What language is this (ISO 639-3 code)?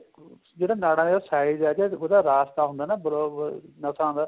pan